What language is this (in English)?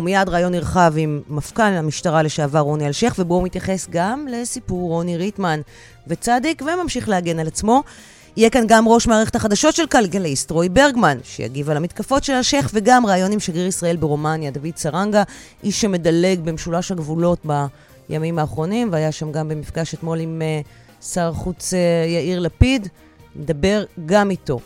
Hebrew